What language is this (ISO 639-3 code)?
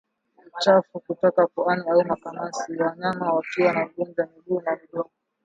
swa